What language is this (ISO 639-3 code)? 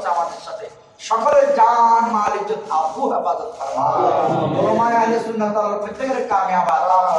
eng